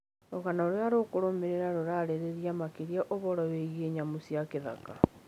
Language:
Kikuyu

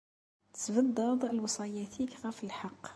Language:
Kabyle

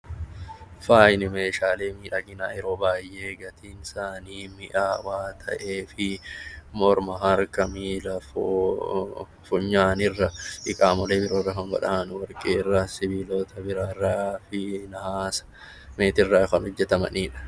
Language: Oromo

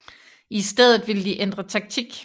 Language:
Danish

